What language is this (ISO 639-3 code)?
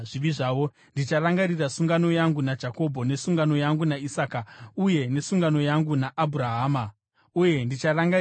sna